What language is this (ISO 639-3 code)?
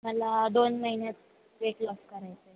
mar